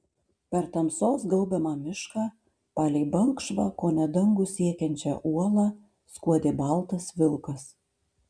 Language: Lithuanian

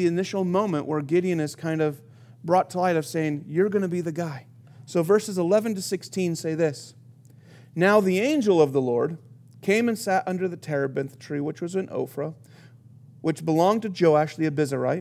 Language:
English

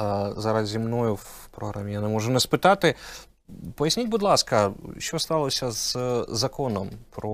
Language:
Ukrainian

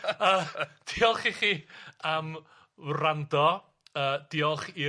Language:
Welsh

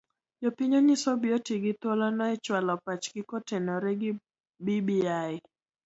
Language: Luo (Kenya and Tanzania)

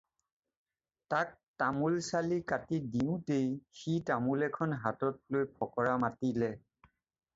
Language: Assamese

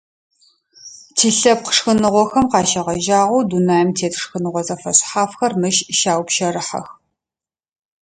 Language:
Adyghe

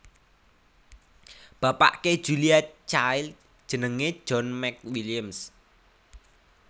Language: Javanese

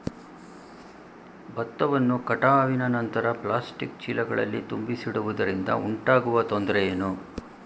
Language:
Kannada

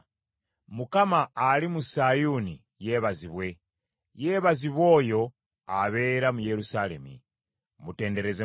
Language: Ganda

